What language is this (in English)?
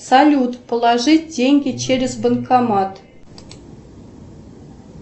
Russian